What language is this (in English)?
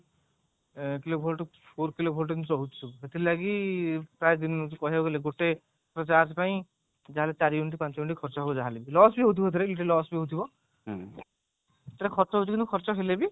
Odia